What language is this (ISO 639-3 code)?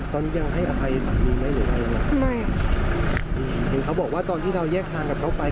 tha